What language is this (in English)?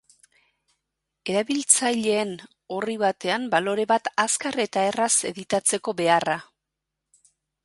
Basque